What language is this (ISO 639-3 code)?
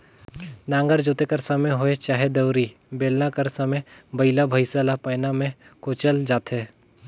hne